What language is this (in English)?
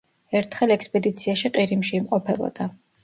Georgian